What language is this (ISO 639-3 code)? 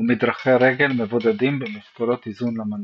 heb